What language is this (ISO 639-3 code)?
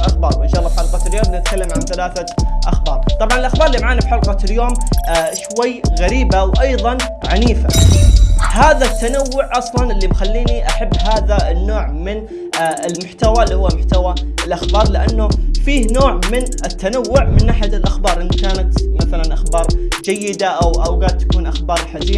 ara